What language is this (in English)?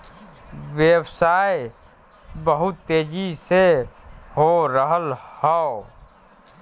Bhojpuri